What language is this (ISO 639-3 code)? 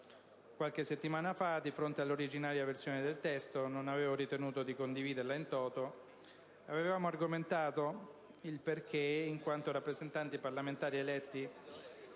ita